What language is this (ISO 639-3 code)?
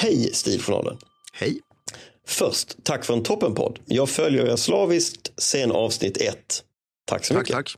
swe